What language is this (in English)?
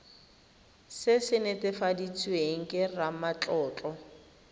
Tswana